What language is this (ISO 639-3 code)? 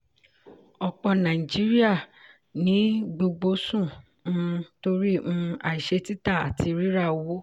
yor